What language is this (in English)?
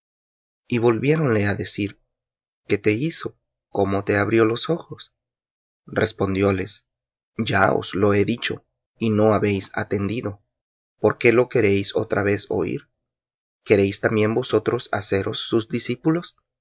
Spanish